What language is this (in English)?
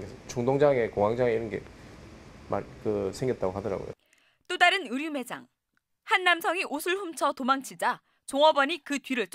Korean